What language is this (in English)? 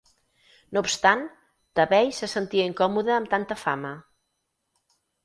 Catalan